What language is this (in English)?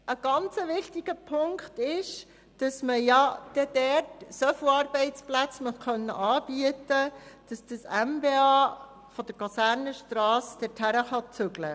Swiss German